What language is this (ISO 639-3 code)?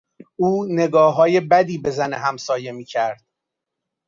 fas